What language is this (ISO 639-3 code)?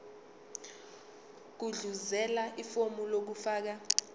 zul